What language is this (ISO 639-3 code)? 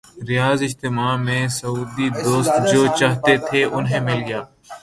urd